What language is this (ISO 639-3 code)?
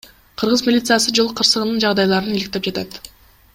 kir